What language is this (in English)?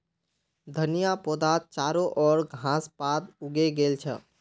Magahi